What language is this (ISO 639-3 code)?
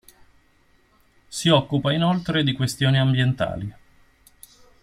ita